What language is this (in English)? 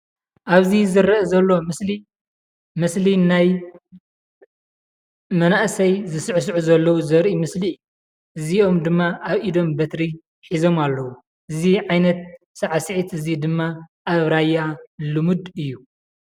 Tigrinya